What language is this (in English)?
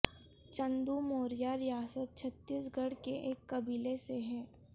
Urdu